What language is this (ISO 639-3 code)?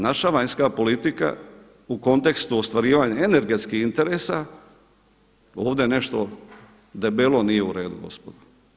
hrv